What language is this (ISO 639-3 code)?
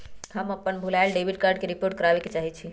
mag